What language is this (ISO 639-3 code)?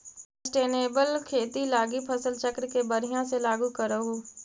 mag